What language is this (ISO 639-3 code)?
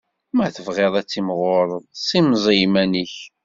kab